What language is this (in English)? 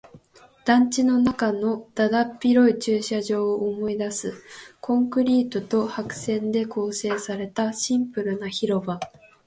Japanese